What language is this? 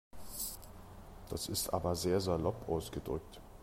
German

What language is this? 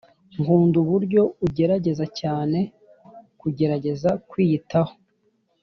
Kinyarwanda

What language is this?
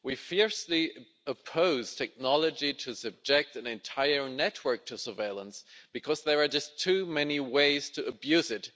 English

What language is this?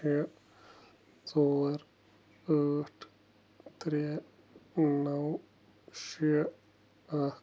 Kashmiri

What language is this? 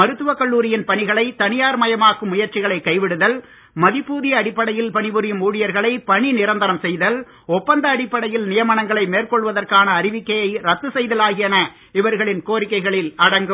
Tamil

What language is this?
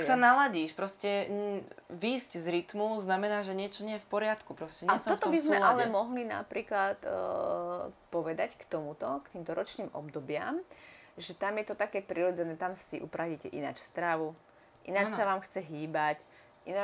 Slovak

